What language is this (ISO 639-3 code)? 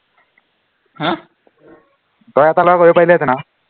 asm